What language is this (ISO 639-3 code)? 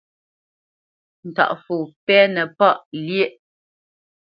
bce